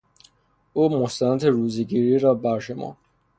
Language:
Persian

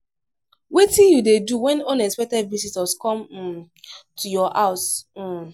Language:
Nigerian Pidgin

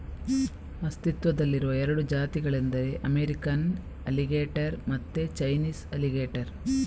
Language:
Kannada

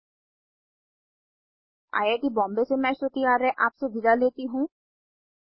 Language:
Hindi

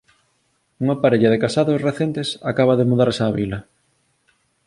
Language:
Galician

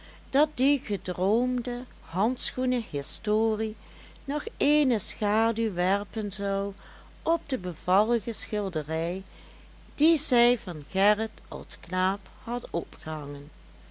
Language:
Dutch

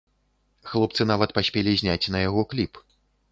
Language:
Belarusian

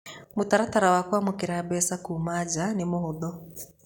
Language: Kikuyu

